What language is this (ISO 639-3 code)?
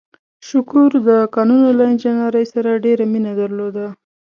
pus